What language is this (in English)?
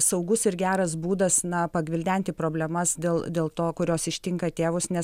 Lithuanian